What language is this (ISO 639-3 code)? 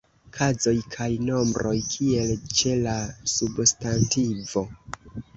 epo